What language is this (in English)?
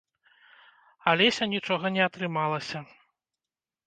Belarusian